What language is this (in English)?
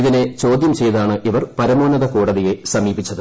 Malayalam